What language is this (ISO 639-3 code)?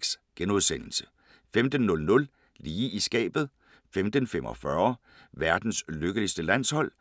dan